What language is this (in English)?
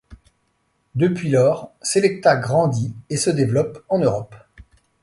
French